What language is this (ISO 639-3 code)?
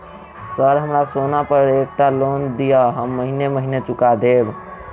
mai